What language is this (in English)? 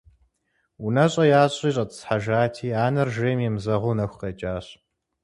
Kabardian